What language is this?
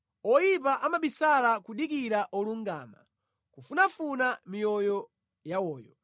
Nyanja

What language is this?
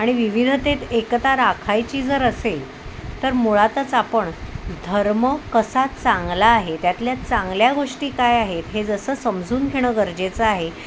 Marathi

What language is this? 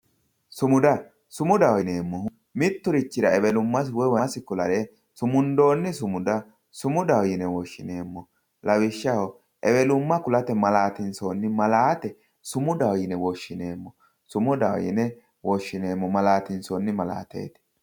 Sidamo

